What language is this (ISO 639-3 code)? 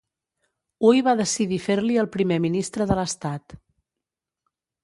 cat